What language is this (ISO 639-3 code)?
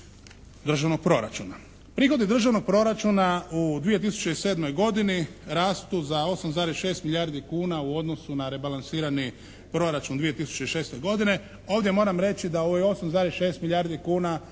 hrv